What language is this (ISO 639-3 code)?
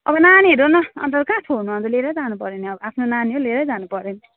nep